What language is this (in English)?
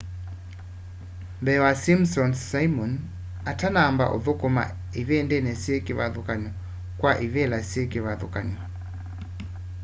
Kamba